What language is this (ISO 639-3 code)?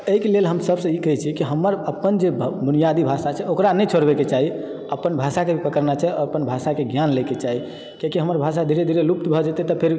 mai